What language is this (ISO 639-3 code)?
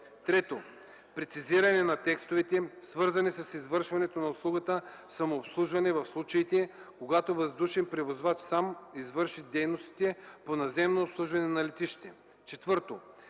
bul